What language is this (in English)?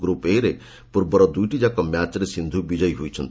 Odia